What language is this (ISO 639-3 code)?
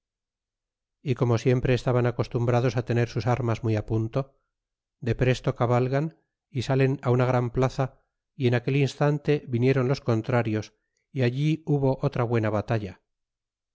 spa